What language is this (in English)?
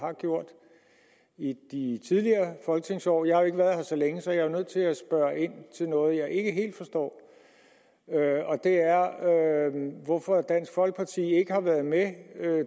Danish